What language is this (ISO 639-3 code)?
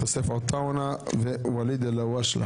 heb